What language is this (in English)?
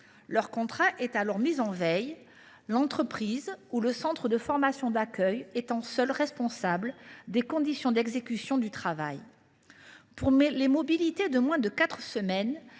French